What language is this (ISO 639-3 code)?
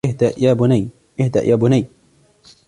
ara